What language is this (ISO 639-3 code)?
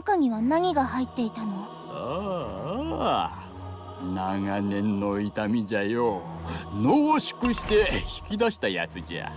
jpn